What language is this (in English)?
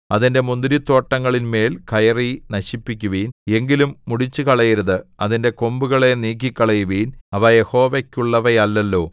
Malayalam